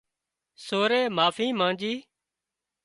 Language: Wadiyara Koli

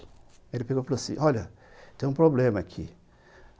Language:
Portuguese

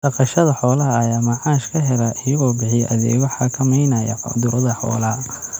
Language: Somali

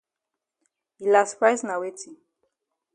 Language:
Cameroon Pidgin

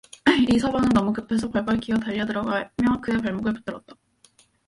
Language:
Korean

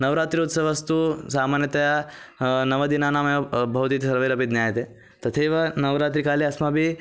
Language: Sanskrit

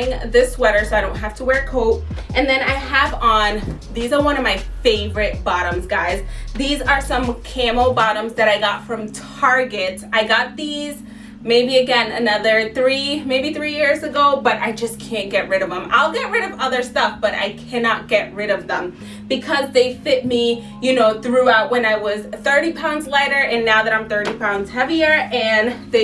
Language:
English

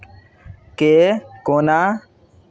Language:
Maithili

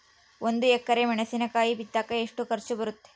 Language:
Kannada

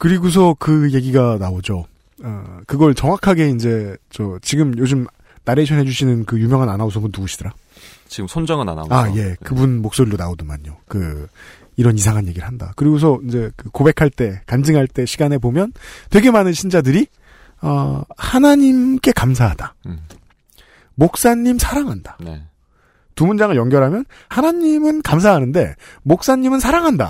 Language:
Korean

